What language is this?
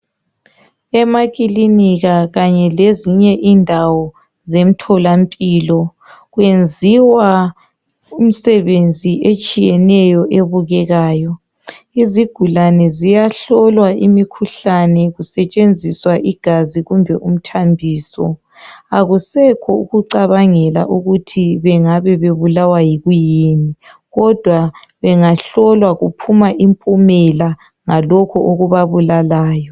North Ndebele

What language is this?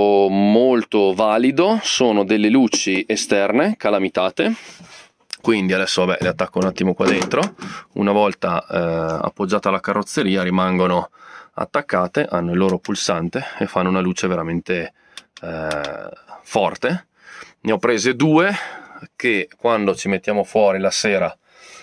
Italian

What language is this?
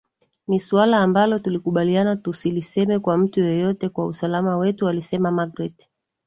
Swahili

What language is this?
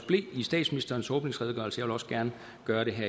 Danish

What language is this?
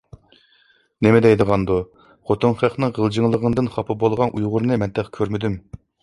Uyghur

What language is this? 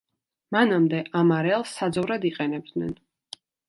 Georgian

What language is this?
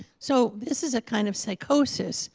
English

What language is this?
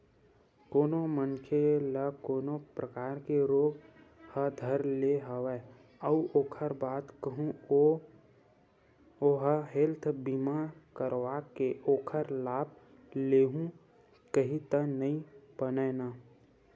Chhattisgarhi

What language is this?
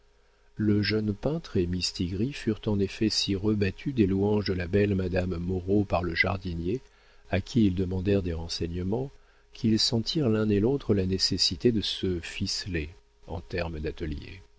French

